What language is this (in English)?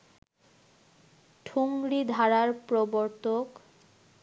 Bangla